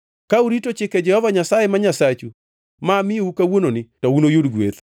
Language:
Luo (Kenya and Tanzania)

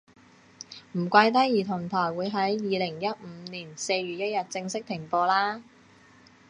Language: Cantonese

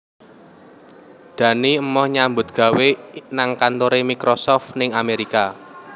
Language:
Javanese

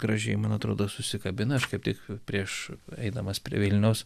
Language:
Lithuanian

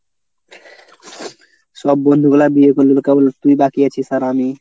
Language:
Bangla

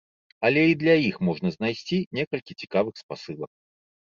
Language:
Belarusian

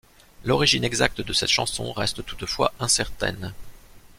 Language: French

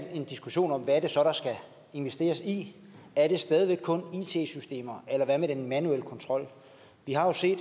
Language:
Danish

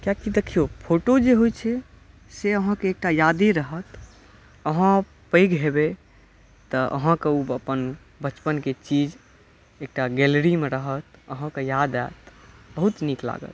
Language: Maithili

